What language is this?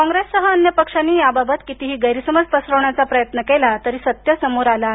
Marathi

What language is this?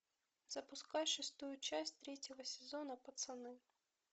Russian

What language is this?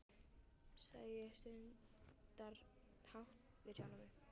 Icelandic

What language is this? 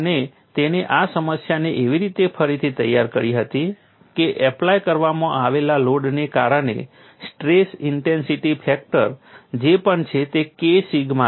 Gujarati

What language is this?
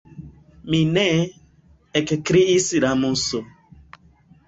Esperanto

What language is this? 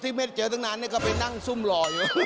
Thai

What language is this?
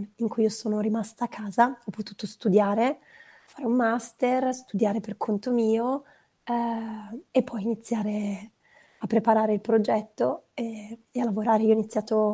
Italian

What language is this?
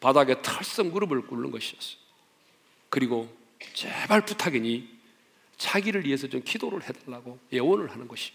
Korean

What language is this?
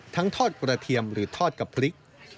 Thai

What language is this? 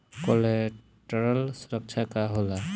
Bhojpuri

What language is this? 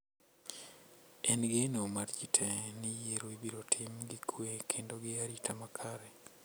Luo (Kenya and Tanzania)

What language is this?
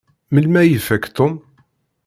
Kabyle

